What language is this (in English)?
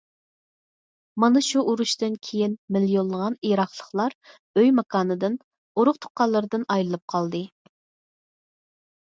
Uyghur